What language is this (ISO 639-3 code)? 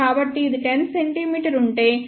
tel